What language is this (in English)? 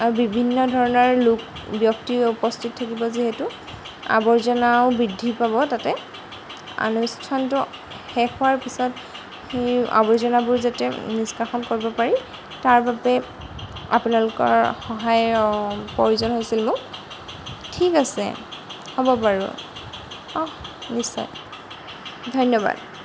Assamese